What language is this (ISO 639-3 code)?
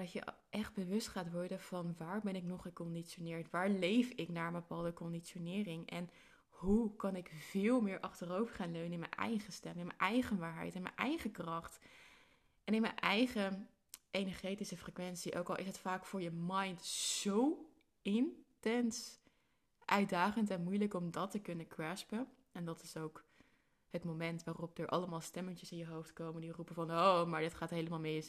nld